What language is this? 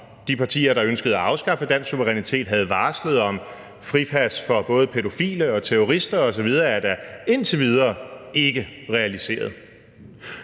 Danish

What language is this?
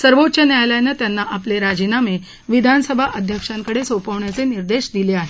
Marathi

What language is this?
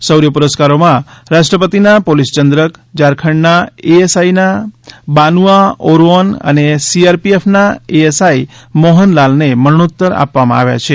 Gujarati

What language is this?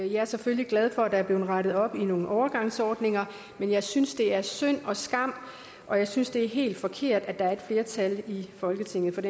Danish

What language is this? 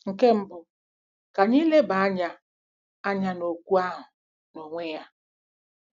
Igbo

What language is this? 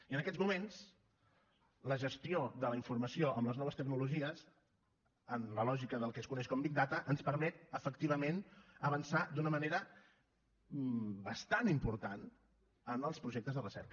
Catalan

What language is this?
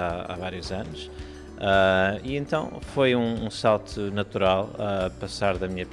Portuguese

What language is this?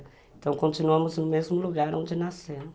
Portuguese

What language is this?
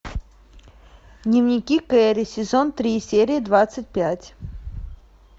Russian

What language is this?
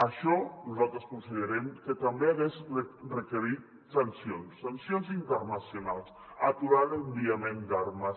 Catalan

